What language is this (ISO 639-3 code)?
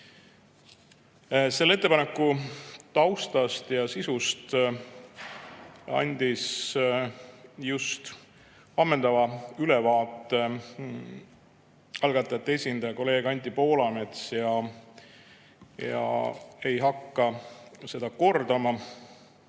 est